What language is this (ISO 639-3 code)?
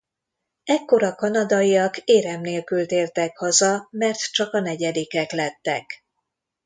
hun